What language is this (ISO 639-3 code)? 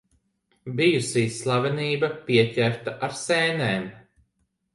lav